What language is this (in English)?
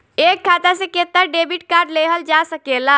Bhojpuri